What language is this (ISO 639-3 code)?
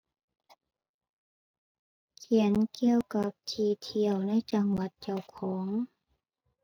tha